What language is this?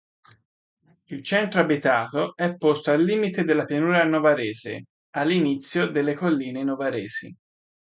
Italian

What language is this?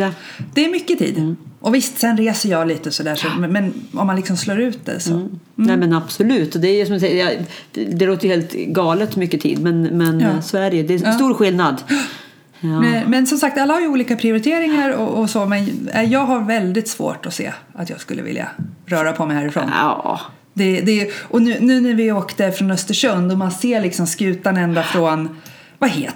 Swedish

